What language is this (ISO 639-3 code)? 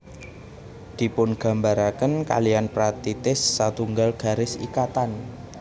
jav